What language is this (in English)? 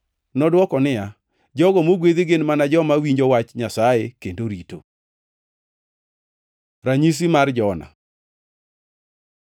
Luo (Kenya and Tanzania)